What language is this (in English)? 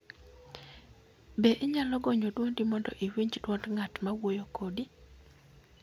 Luo (Kenya and Tanzania)